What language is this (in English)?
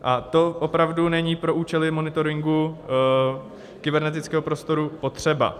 Czech